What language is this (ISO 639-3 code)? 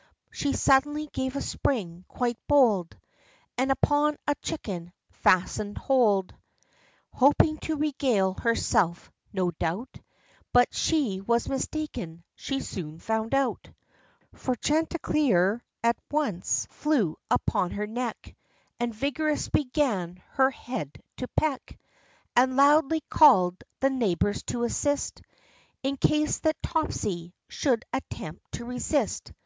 eng